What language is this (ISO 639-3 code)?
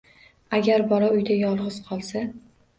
uzb